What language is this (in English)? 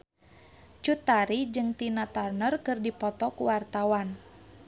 Sundanese